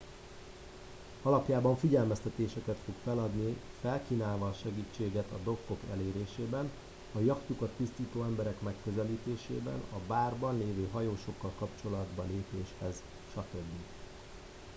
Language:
Hungarian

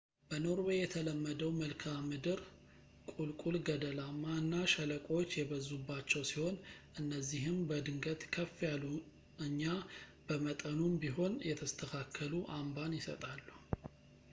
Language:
Amharic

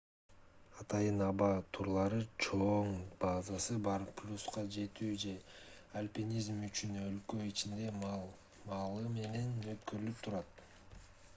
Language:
Kyrgyz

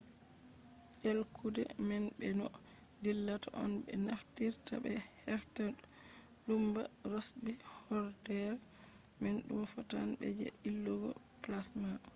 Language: Fula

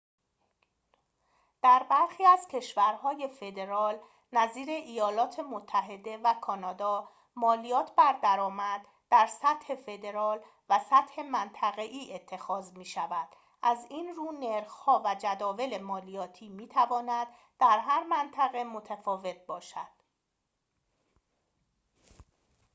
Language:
Persian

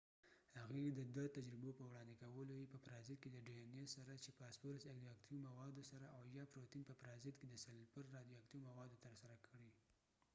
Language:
Pashto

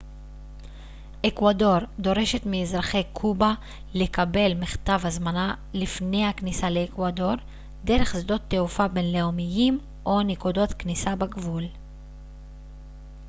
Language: Hebrew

